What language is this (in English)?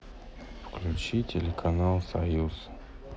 Russian